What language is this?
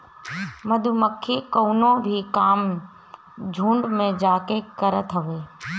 Bhojpuri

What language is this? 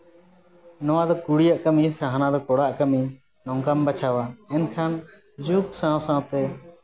Santali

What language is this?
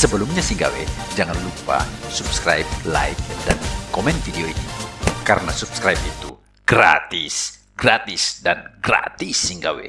Indonesian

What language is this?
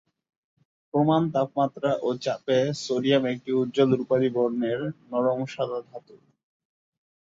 Bangla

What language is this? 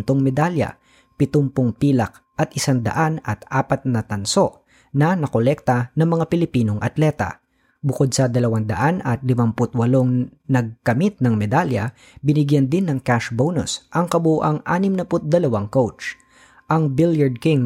Filipino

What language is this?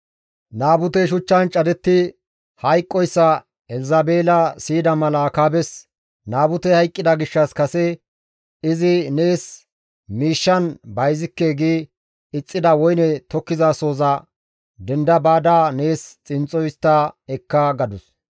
Gamo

